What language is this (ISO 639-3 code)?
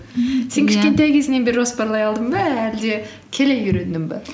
kaz